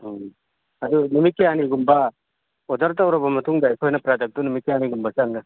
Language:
Manipuri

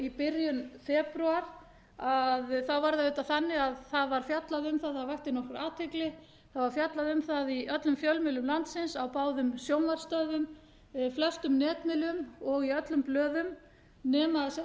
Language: Icelandic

